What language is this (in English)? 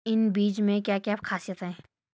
Hindi